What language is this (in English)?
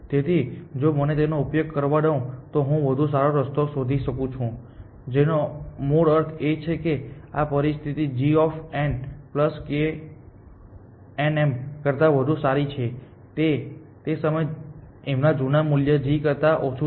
Gujarati